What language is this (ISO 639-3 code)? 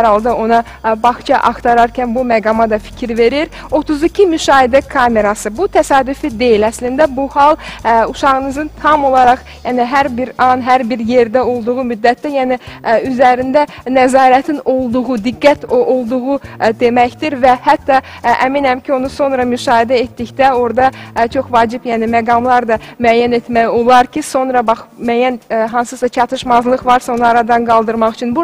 tur